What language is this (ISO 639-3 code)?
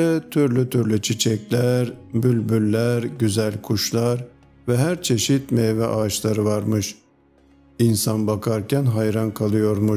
tur